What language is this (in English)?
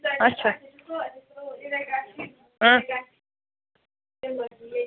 Kashmiri